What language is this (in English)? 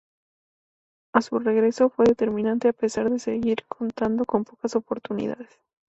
Spanish